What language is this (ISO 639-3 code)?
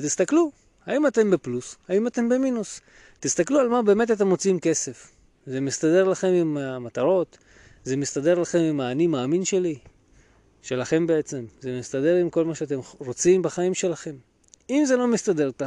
heb